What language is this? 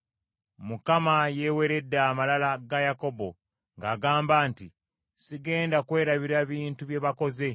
Ganda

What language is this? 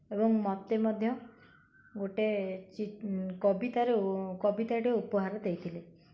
Odia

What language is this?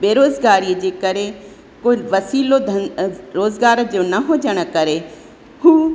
Sindhi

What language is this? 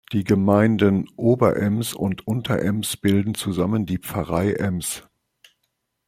German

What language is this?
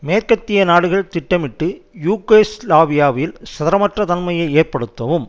Tamil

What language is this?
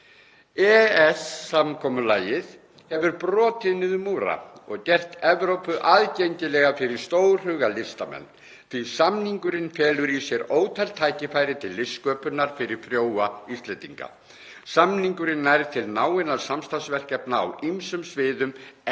Icelandic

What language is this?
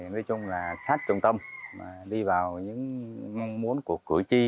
Vietnamese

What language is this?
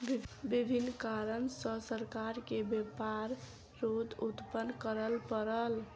Maithili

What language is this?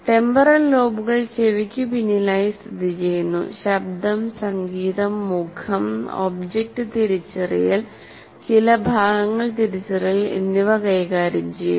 Malayalam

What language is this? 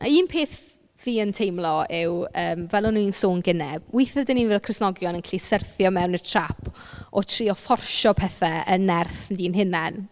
Welsh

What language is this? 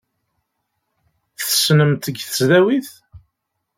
Kabyle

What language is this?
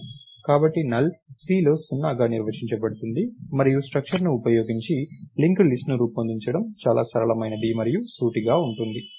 Telugu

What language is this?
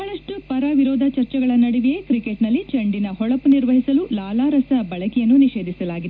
Kannada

